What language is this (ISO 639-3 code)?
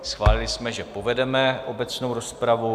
ces